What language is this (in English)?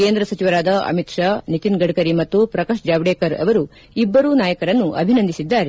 Kannada